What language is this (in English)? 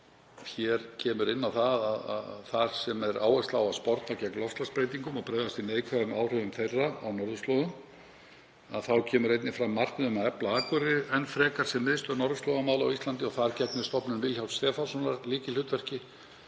Icelandic